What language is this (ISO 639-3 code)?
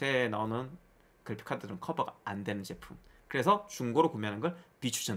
kor